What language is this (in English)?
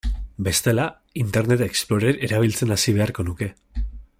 Basque